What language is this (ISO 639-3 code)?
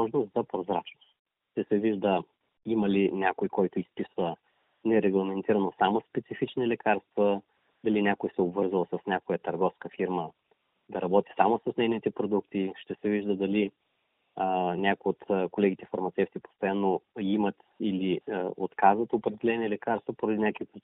bul